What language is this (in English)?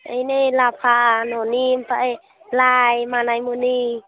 Bodo